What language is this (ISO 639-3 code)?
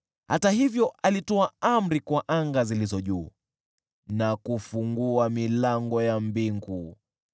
swa